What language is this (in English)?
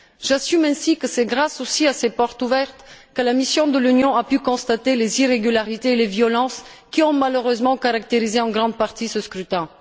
French